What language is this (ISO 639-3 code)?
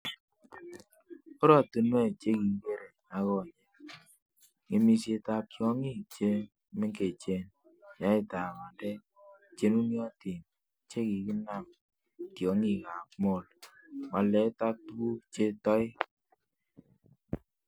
kln